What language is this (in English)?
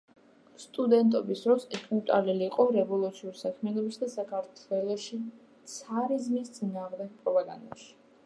Georgian